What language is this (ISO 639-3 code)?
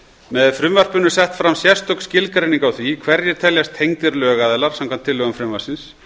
isl